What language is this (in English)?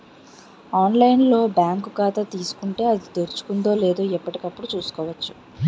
Telugu